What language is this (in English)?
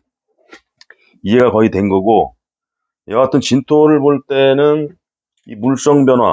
Korean